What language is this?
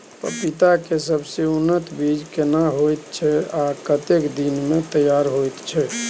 Maithili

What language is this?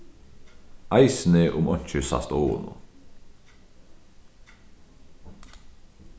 Faroese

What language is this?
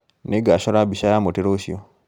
Kikuyu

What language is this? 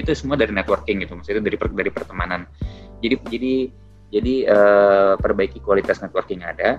Indonesian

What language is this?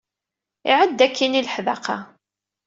Kabyle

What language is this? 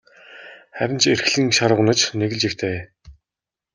Mongolian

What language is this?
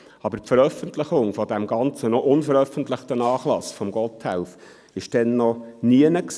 Swiss German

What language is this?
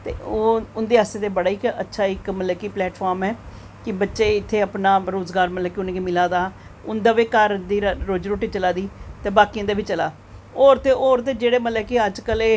Dogri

